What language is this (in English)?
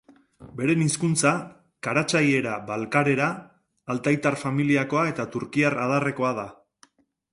Basque